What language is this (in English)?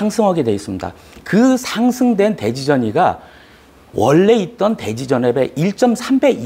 Korean